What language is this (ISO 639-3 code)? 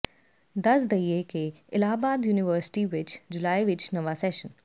pan